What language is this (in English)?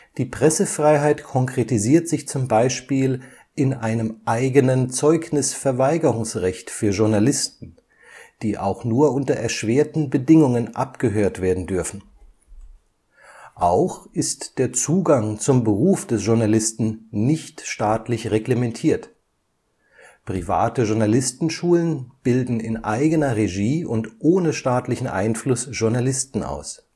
German